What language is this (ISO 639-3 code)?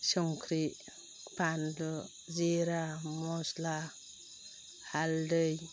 brx